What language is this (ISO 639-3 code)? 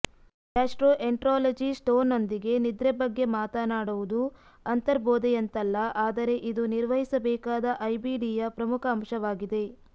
kan